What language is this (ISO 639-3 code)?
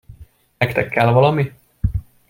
hun